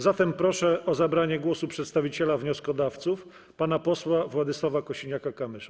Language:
Polish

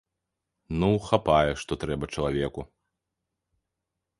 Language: Belarusian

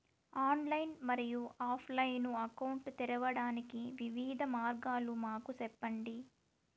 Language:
Telugu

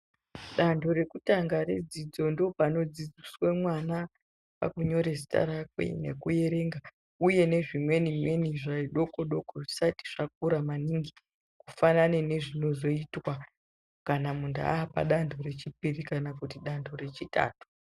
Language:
Ndau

